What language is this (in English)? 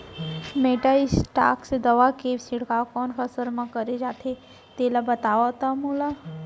Chhattisgarhi